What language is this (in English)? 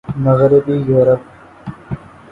Urdu